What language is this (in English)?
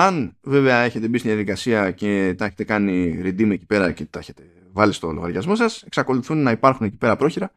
Greek